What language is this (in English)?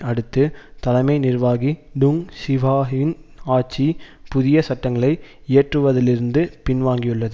Tamil